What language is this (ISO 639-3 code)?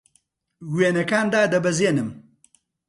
ckb